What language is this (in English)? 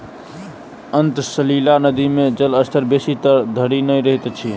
Maithili